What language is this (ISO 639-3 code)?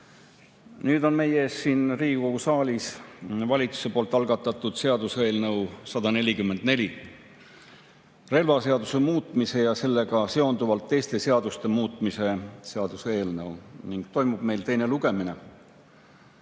est